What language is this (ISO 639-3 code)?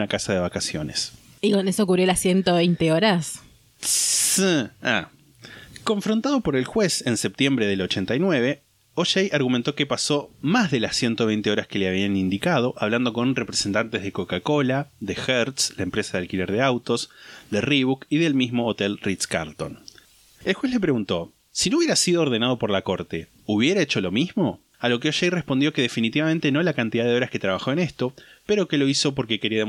spa